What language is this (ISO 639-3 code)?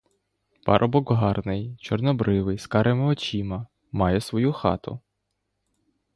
ukr